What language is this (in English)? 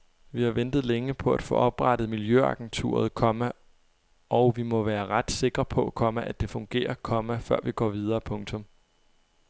Danish